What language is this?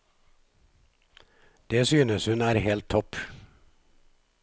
Norwegian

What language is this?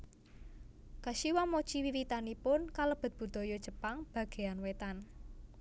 Javanese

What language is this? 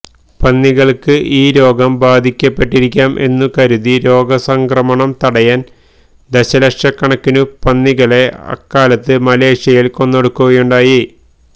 Malayalam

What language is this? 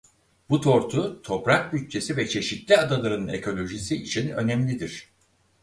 Turkish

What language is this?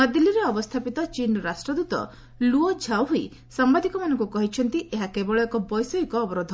Odia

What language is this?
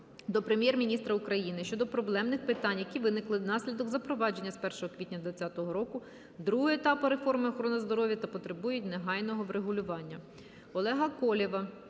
Ukrainian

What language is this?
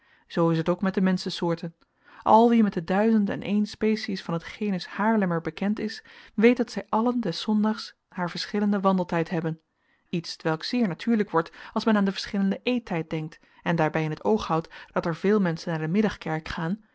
Dutch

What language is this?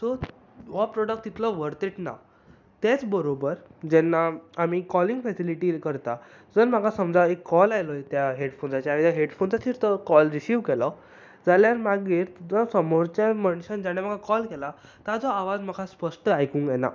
Konkani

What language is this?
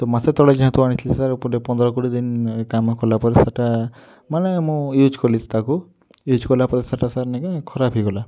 Odia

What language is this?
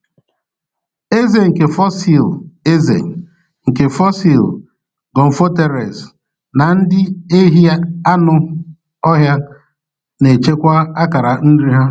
Igbo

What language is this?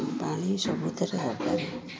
Odia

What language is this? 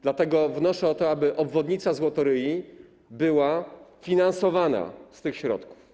Polish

